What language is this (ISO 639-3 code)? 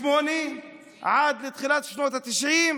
heb